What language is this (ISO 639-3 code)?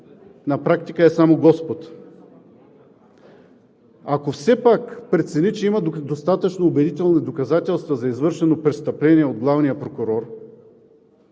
bul